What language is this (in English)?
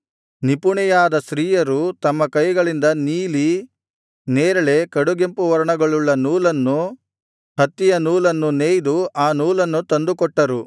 Kannada